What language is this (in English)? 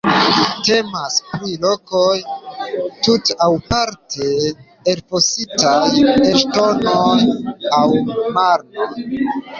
Esperanto